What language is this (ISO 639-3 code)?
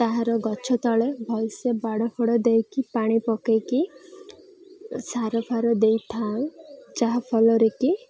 ori